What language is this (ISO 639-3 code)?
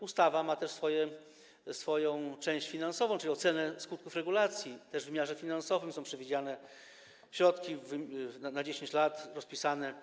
pol